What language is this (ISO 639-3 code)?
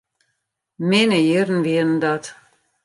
fry